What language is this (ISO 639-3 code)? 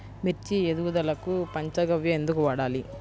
tel